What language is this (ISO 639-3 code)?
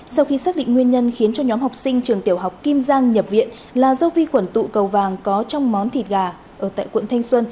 vie